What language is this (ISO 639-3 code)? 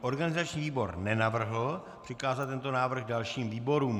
ces